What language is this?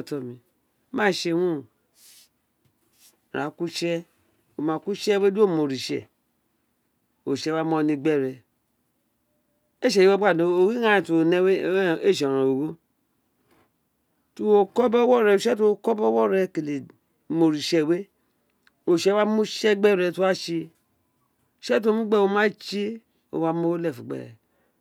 Isekiri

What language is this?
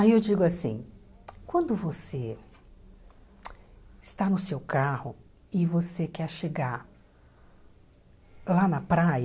Portuguese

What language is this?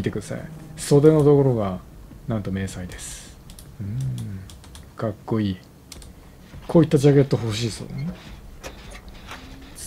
Japanese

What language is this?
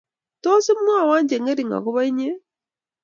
Kalenjin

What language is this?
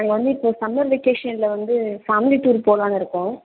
Tamil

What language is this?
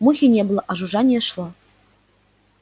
Russian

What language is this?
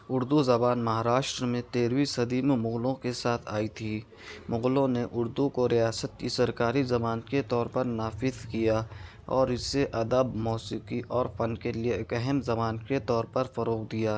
Urdu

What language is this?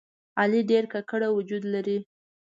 Pashto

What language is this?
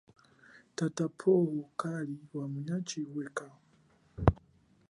Chokwe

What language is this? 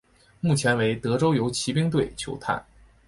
Chinese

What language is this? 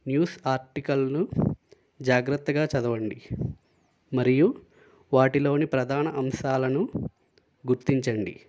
Telugu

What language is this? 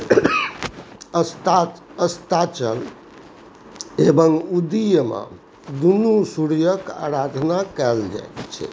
Maithili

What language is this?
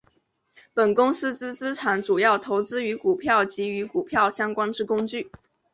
Chinese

